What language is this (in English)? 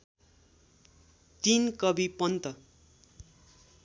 Nepali